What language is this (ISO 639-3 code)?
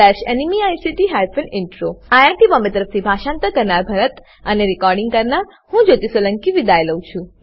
guj